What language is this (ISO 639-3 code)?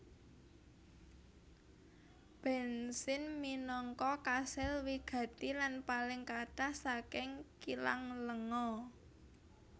jav